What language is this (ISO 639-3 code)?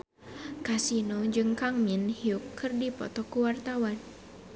sun